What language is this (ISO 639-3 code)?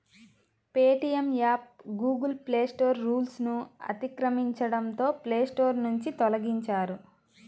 tel